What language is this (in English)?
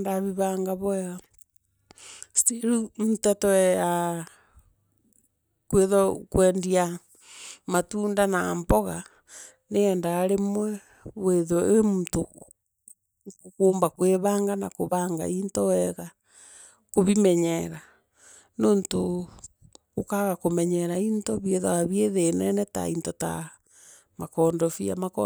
Meru